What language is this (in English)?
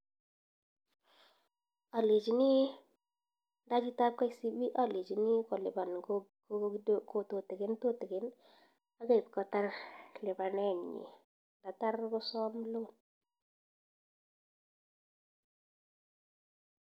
Kalenjin